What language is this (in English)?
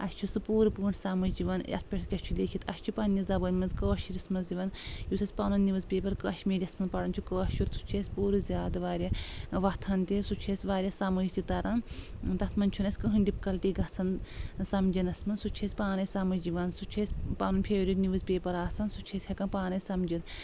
Kashmiri